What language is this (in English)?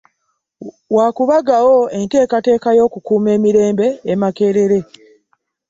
Ganda